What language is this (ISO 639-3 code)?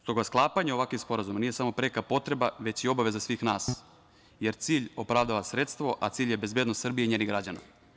srp